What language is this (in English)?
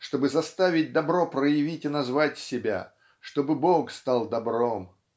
Russian